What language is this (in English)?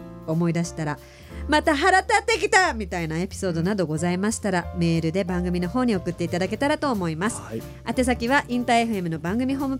Japanese